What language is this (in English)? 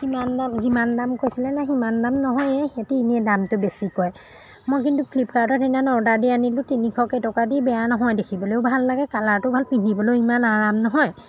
Assamese